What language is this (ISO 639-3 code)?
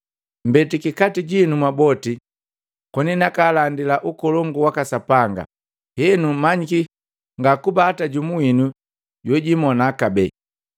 mgv